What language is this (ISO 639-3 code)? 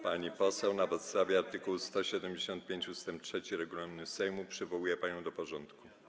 pol